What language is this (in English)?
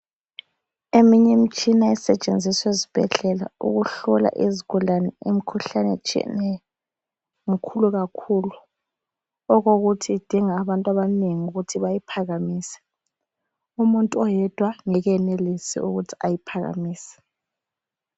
North Ndebele